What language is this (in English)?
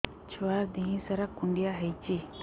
Odia